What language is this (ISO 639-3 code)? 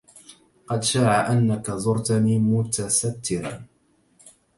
ara